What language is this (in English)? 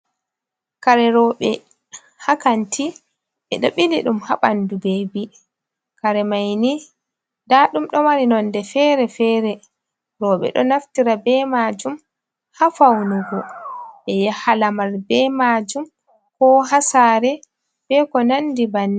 Fula